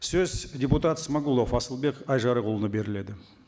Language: Kazakh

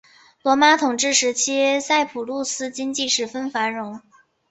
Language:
Chinese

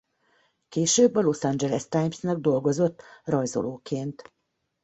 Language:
Hungarian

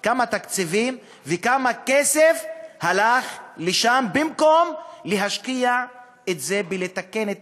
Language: Hebrew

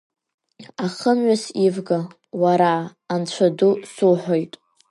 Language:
Abkhazian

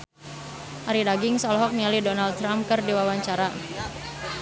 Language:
Sundanese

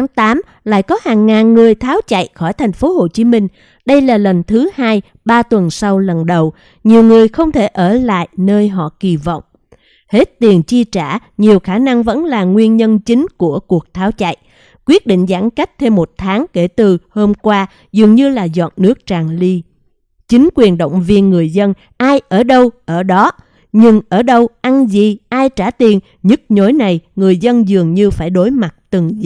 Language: Vietnamese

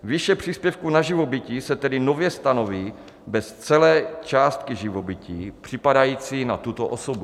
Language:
Czech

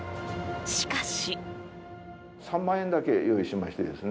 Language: Japanese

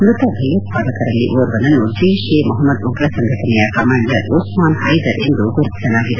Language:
Kannada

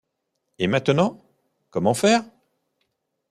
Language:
French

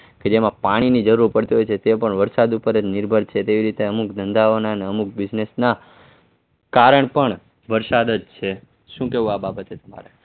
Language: Gujarati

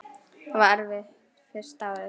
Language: Icelandic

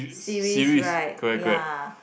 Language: English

